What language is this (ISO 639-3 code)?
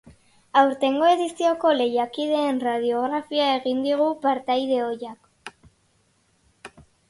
eus